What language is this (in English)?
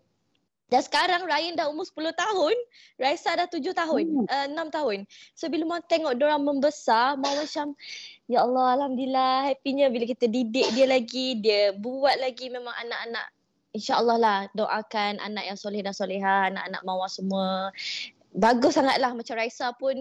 Malay